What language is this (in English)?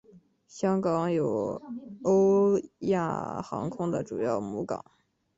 Chinese